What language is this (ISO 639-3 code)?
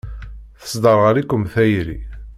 kab